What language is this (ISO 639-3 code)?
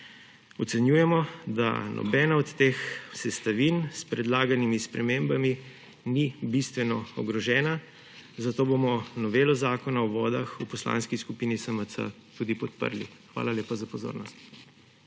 slv